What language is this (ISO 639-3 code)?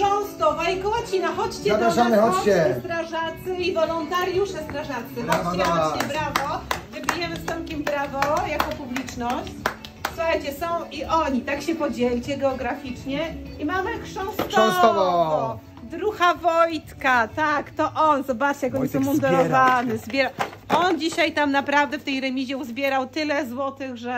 pol